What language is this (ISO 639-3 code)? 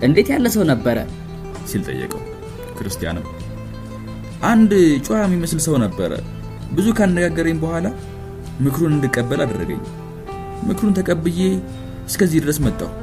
amh